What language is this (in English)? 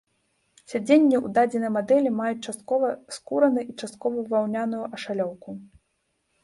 Belarusian